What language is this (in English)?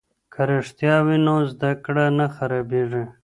Pashto